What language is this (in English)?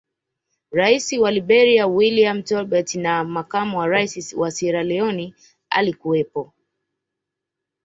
Swahili